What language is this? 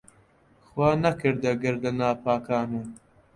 Central Kurdish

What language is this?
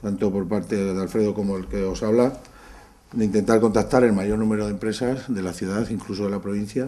Spanish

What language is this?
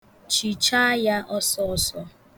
Igbo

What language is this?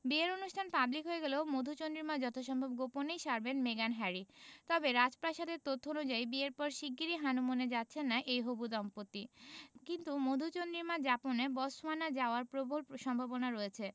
Bangla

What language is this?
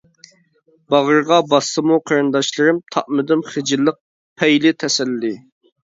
Uyghur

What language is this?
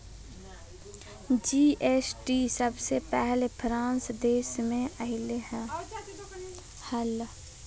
Magahi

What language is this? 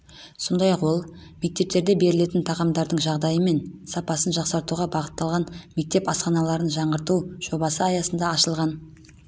Kazakh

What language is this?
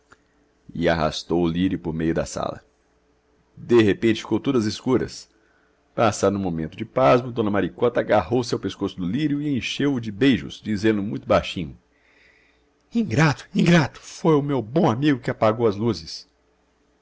Portuguese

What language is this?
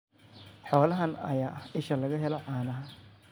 Somali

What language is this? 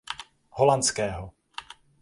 Czech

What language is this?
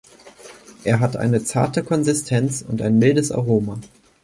German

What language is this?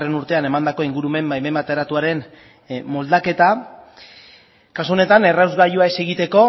Basque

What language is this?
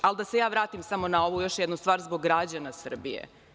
Serbian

